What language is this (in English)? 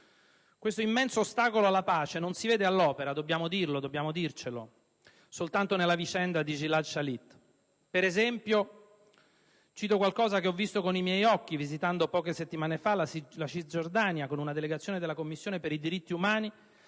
Italian